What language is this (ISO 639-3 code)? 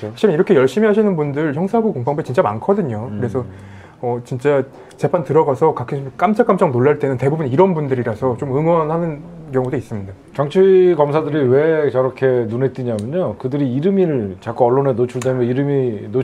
kor